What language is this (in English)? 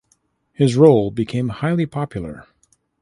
English